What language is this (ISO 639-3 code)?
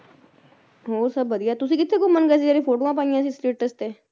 pan